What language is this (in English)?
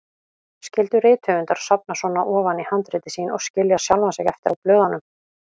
Icelandic